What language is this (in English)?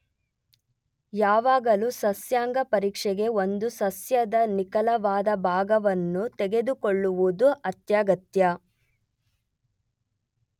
Kannada